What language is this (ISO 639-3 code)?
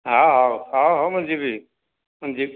ori